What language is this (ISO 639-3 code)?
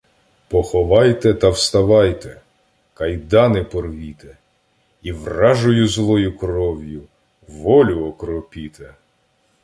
ukr